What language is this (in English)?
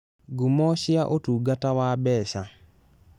Kikuyu